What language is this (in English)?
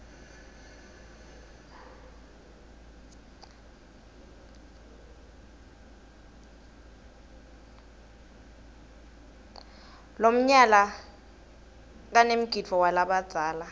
Swati